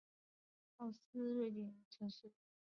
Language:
Chinese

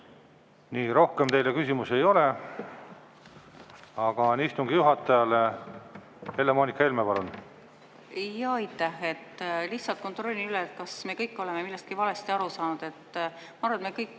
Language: Estonian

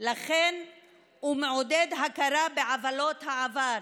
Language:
Hebrew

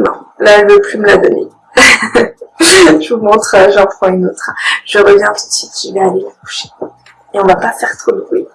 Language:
French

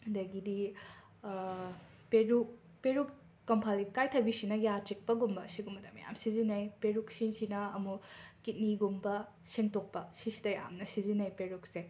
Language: Manipuri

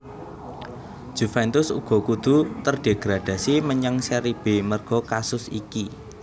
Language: Javanese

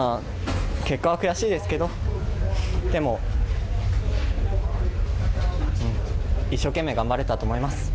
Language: Japanese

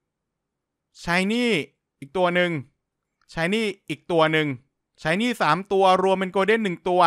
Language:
Thai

